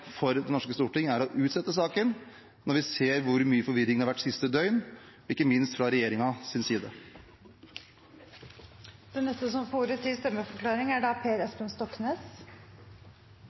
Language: Norwegian Bokmål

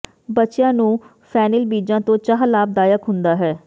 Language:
Punjabi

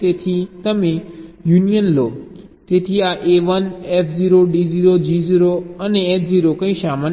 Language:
Gujarati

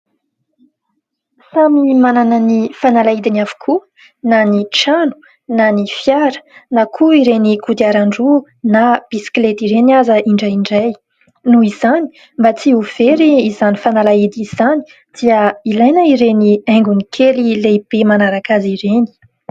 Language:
Malagasy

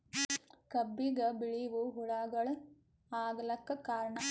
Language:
Kannada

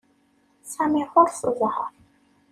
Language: Kabyle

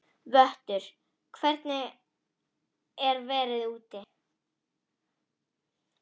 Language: Icelandic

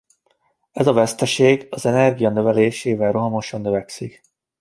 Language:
Hungarian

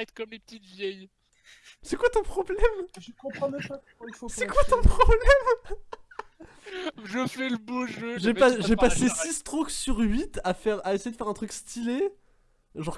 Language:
French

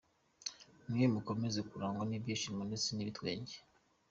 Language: Kinyarwanda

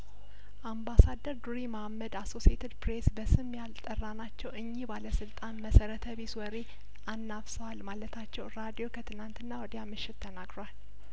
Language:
Amharic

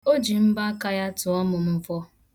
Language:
Igbo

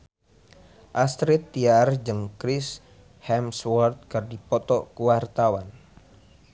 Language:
Sundanese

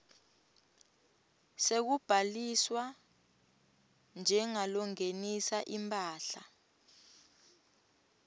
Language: Swati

